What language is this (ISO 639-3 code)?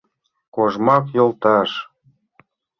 chm